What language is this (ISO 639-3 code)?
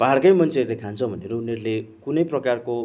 nep